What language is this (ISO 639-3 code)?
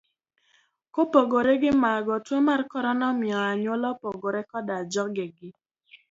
luo